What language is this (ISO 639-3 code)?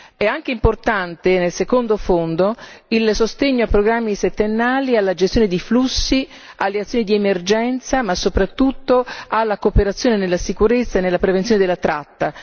ita